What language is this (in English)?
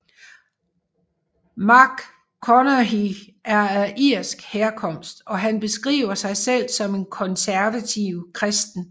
Danish